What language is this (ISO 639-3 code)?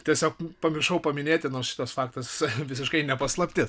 lit